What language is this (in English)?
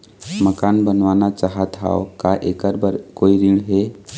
Chhattisgarhi